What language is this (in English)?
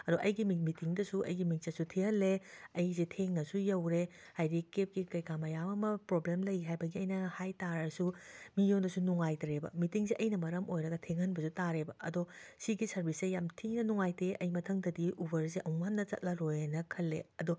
Manipuri